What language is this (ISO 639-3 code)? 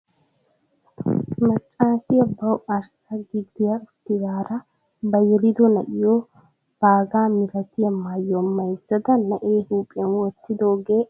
wal